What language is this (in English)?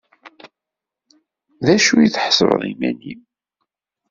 Kabyle